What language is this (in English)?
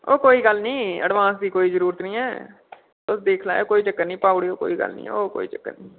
Dogri